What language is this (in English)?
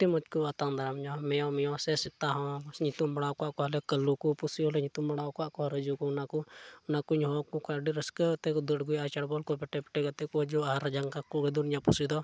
Santali